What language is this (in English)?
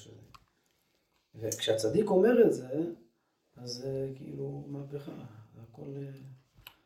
Hebrew